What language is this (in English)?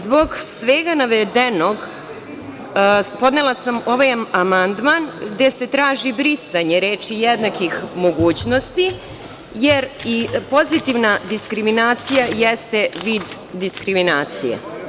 Serbian